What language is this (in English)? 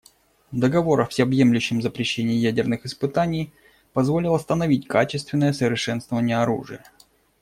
Russian